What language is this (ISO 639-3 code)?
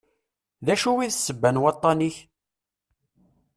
kab